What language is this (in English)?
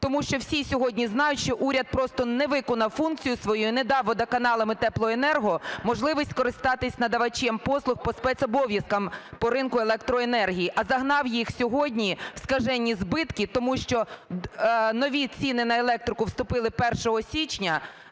Ukrainian